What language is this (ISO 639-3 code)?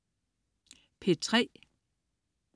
dan